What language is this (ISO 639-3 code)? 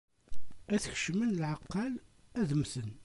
kab